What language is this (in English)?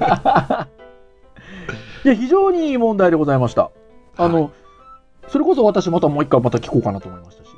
Japanese